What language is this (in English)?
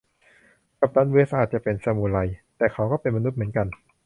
Thai